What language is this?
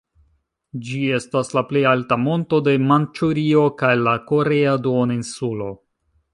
Esperanto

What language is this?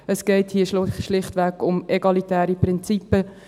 Swiss German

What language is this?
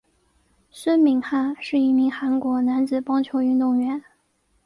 Chinese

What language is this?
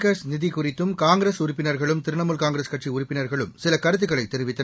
Tamil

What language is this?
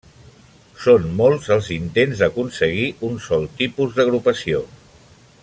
Catalan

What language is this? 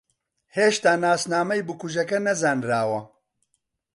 Central Kurdish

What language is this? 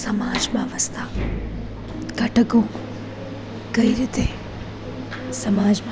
Gujarati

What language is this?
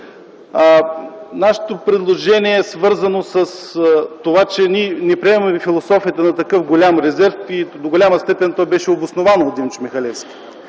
Bulgarian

